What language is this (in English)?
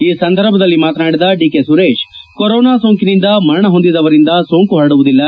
Kannada